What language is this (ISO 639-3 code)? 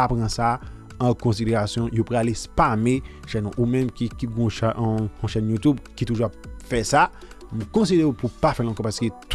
hat